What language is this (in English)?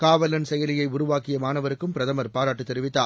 Tamil